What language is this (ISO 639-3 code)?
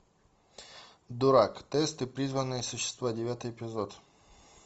rus